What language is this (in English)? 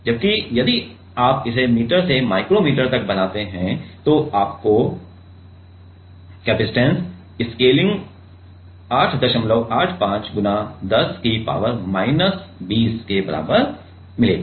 Hindi